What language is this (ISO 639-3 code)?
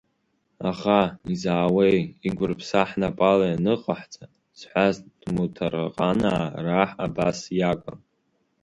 abk